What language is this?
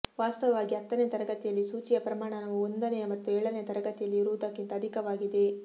Kannada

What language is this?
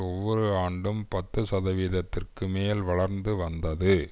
Tamil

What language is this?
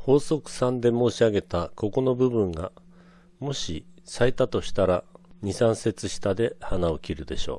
Japanese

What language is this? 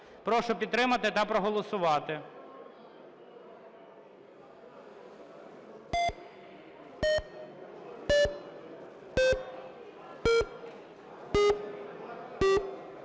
Ukrainian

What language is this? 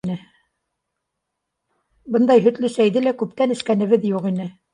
Bashkir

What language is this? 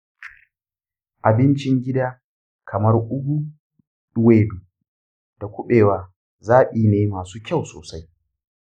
Hausa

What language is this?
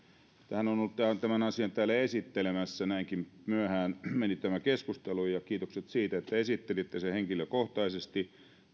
Finnish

